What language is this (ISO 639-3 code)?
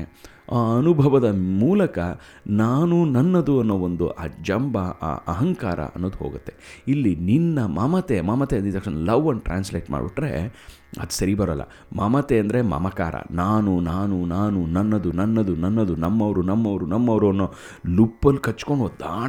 kan